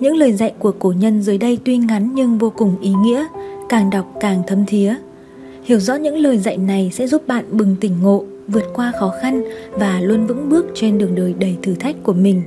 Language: Vietnamese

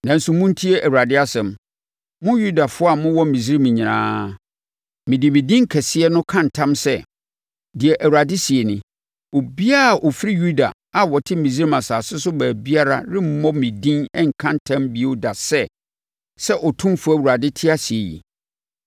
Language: Akan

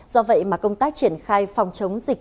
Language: Vietnamese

